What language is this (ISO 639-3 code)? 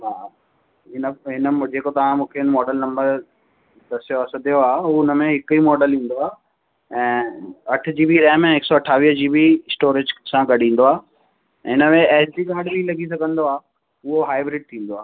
snd